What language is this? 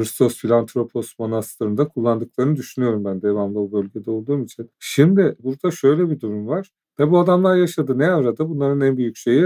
Turkish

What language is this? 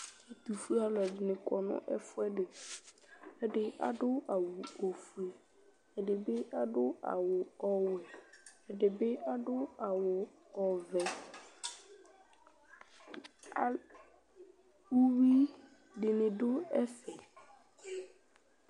Ikposo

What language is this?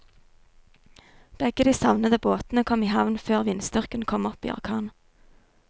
Norwegian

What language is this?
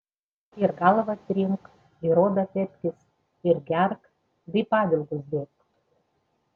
Lithuanian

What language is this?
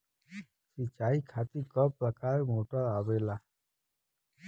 Bhojpuri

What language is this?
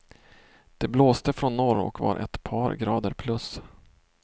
Swedish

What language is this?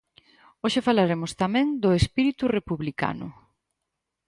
Galician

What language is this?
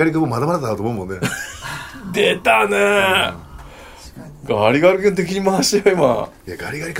Japanese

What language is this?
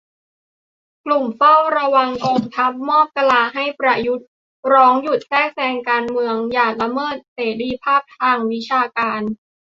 Thai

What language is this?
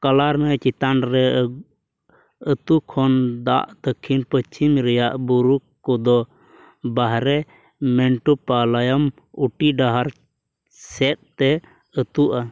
Santali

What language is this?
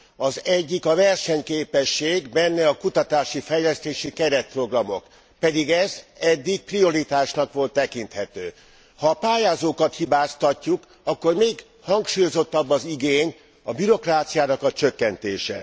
Hungarian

